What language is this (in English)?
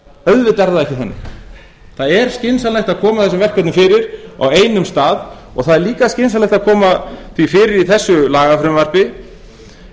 Icelandic